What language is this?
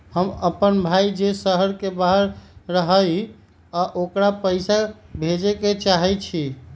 Magahi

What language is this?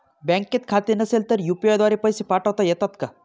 Marathi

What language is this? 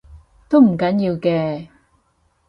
Cantonese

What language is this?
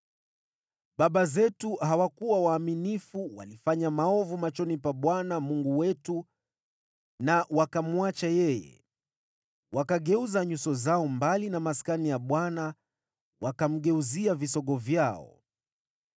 Swahili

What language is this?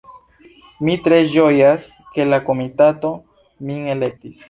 Esperanto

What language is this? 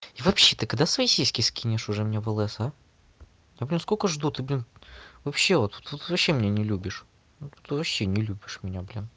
Russian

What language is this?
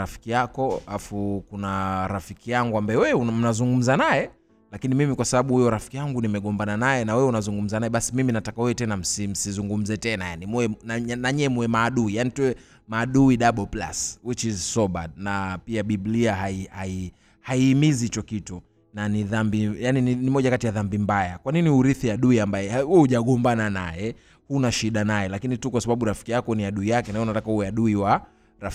Swahili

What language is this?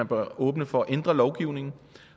Danish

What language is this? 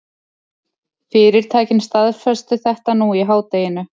Icelandic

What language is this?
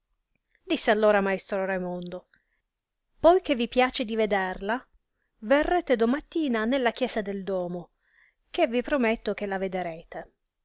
Italian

